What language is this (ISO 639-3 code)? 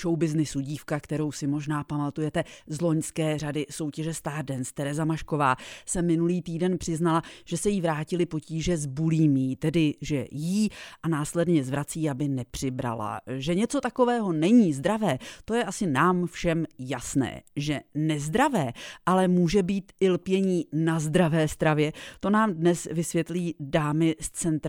ces